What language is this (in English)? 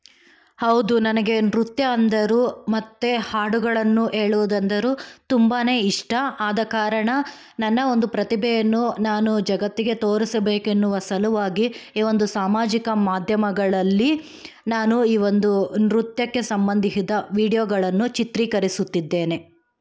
Kannada